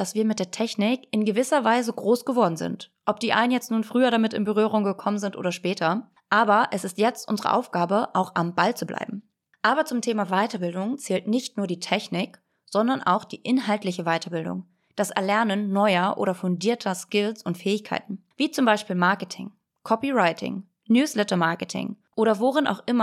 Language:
German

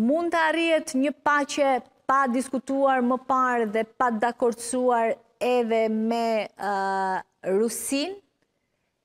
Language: Romanian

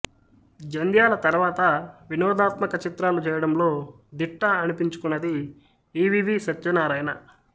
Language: Telugu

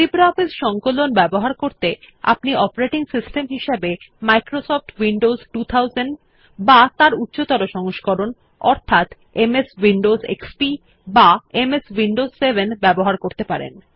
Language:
Bangla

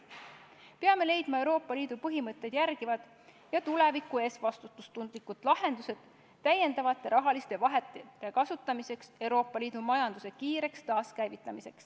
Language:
Estonian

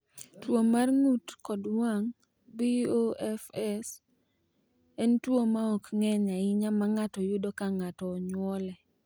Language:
Luo (Kenya and Tanzania)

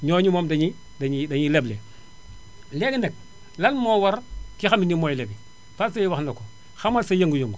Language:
Wolof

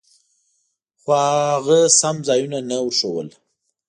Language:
Pashto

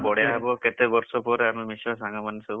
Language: Odia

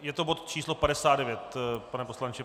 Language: Czech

